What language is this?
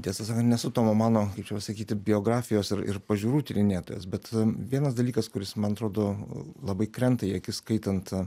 Lithuanian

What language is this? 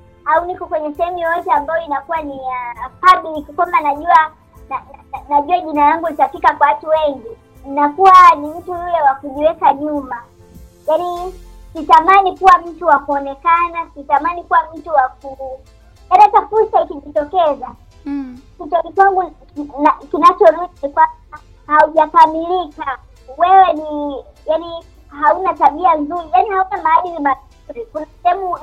Swahili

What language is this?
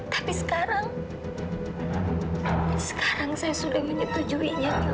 Indonesian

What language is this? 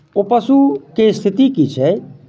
Maithili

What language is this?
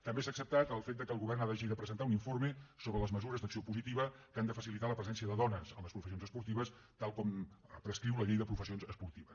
Catalan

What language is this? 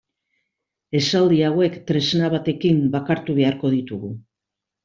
Basque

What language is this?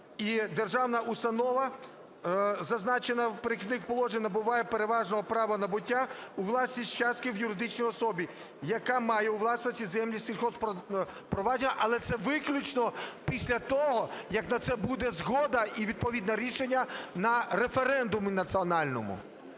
Ukrainian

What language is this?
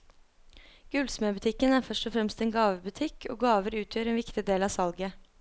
Norwegian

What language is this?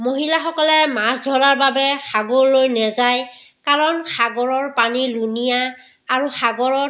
Assamese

